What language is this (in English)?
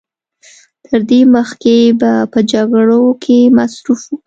Pashto